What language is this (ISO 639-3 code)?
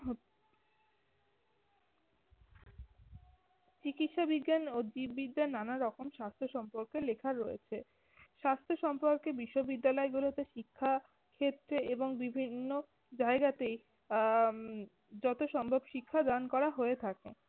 ben